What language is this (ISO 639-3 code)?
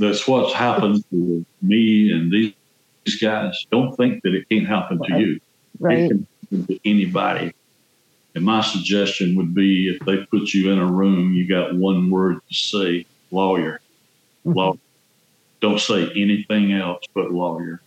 eng